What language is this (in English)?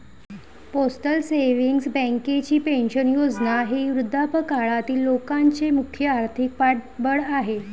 Marathi